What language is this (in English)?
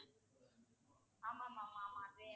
Tamil